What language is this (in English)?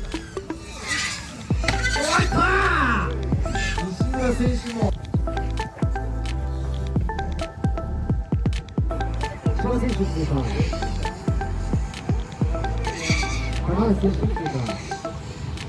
Japanese